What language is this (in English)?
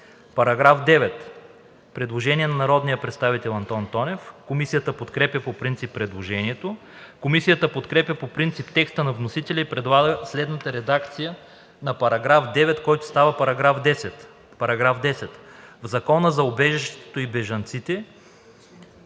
Bulgarian